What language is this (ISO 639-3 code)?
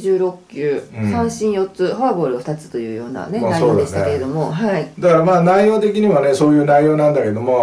jpn